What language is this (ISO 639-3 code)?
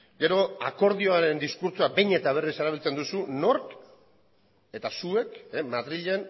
eus